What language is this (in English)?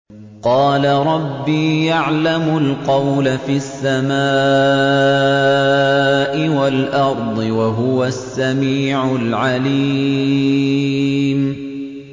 Arabic